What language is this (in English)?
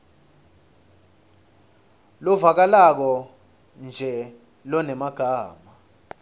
Swati